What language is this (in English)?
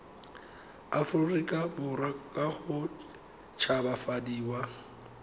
Tswana